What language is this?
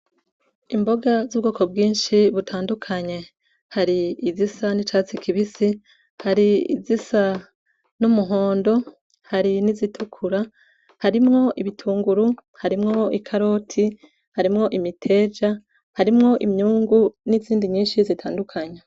Rundi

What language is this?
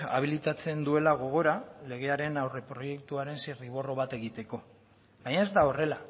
Basque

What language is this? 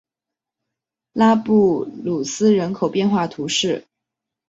Chinese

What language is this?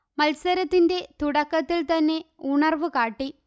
Malayalam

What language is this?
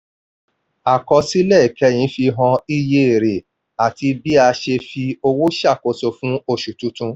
Yoruba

